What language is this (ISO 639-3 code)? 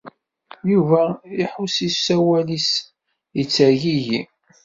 kab